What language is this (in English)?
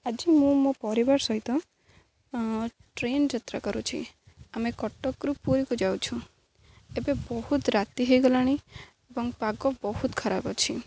Odia